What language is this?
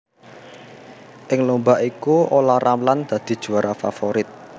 Javanese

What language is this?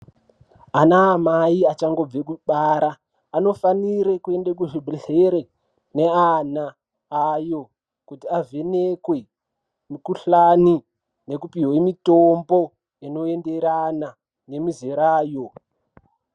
Ndau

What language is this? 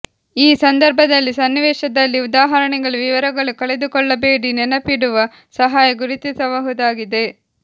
Kannada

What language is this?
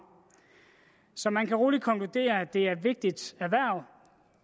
Danish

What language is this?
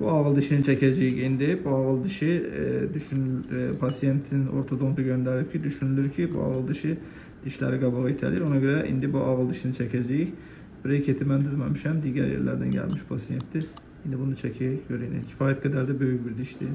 Turkish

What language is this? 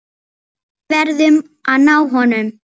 Icelandic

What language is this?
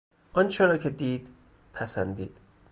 Persian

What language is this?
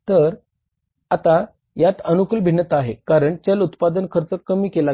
Marathi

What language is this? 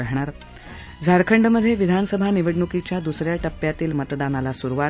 Marathi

